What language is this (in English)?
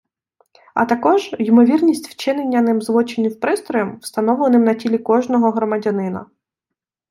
Ukrainian